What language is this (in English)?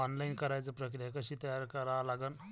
Marathi